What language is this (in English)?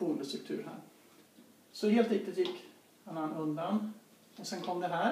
Swedish